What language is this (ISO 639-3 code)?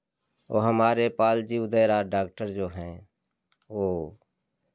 hin